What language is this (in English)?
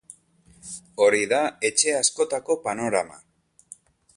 Basque